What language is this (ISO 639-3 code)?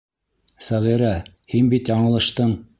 bak